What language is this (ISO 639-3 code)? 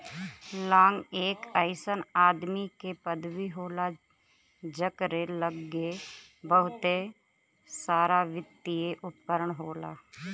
bho